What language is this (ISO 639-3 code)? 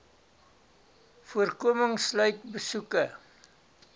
afr